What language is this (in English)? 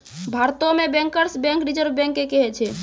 Maithili